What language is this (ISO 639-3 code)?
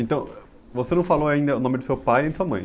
por